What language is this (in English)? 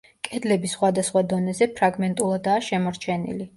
Georgian